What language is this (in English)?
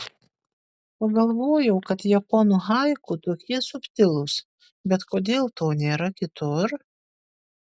Lithuanian